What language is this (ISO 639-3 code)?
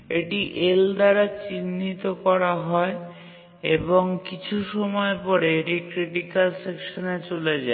ben